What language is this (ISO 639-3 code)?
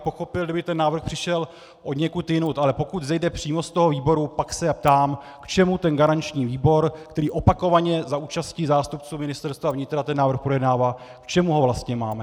ces